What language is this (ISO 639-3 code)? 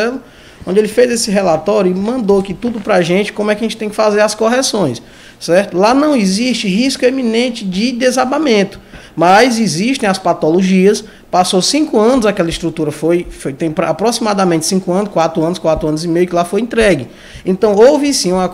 por